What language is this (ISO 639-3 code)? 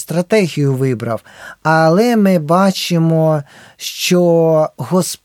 ukr